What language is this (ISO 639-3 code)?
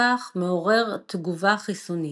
heb